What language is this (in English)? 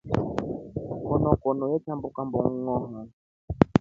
Rombo